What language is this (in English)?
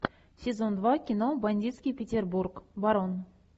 Russian